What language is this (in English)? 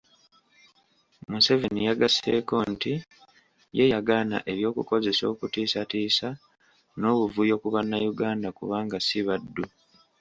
Ganda